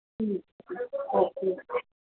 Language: Punjabi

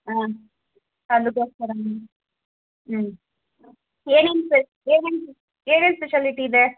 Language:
Kannada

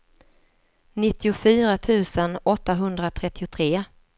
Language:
Swedish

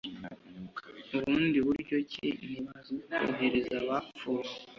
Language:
Kinyarwanda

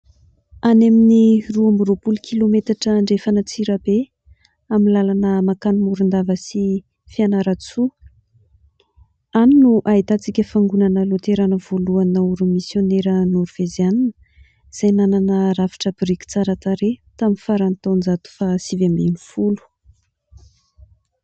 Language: Malagasy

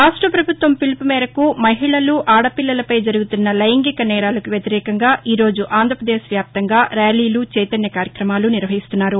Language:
Telugu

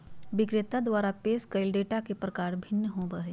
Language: Magahi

